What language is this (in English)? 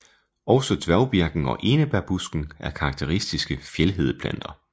Danish